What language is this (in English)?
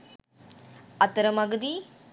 Sinhala